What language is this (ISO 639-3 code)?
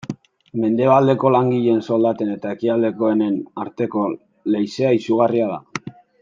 eus